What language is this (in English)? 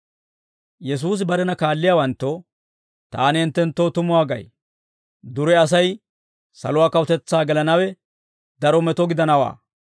Dawro